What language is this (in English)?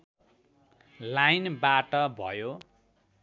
Nepali